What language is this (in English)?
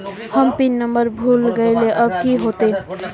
Magahi